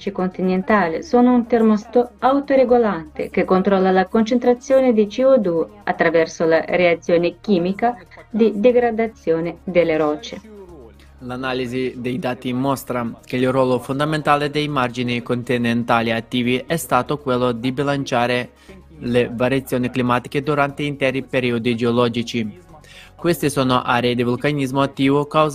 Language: Italian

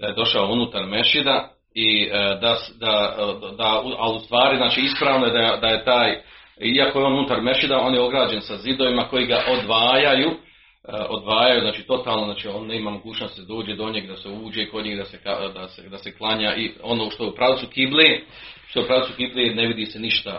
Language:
Croatian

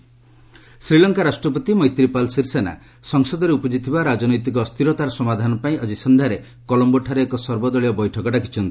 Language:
Odia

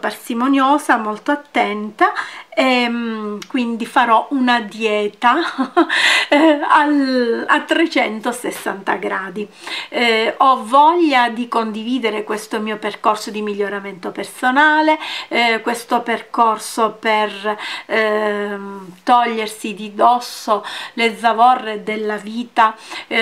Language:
Italian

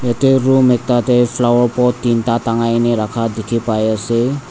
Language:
Naga Pidgin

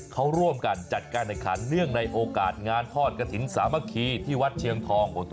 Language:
Thai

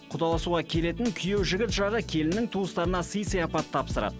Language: Kazakh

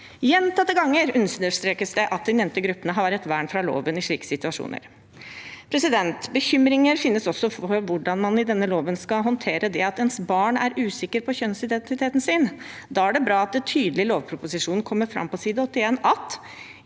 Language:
Norwegian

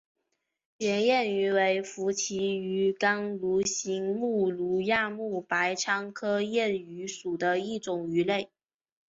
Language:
Chinese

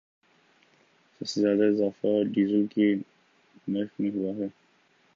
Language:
Urdu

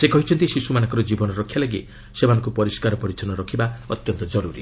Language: Odia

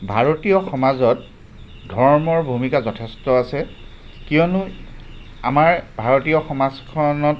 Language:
Assamese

